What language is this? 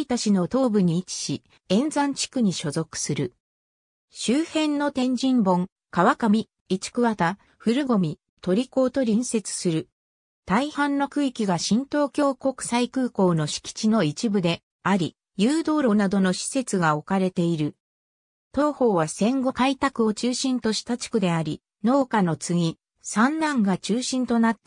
Japanese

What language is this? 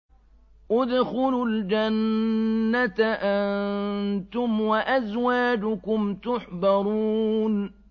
Arabic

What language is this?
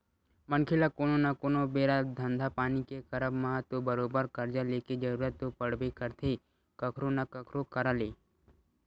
Chhattisgarhi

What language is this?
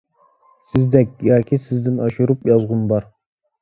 Uyghur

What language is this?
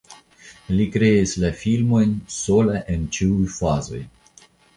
Esperanto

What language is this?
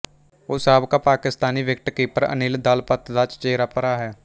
Punjabi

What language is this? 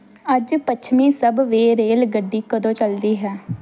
Punjabi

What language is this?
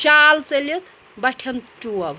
Kashmiri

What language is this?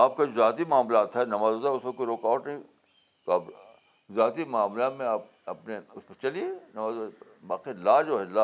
Urdu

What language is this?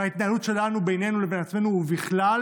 Hebrew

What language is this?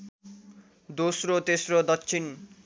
Nepali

